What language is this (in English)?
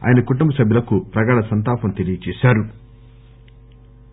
Telugu